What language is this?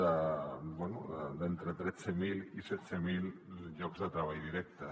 Catalan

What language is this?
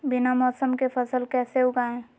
Magahi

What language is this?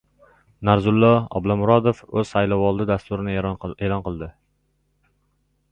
Uzbek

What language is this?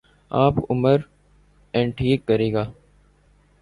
Urdu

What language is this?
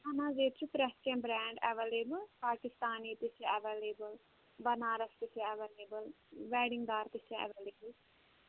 Kashmiri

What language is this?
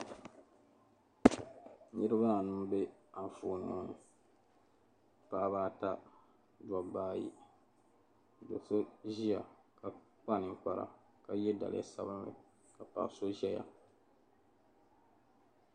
Dagbani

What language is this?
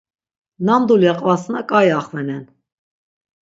Laz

